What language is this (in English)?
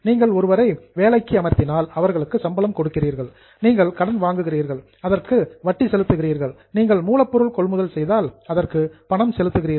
Tamil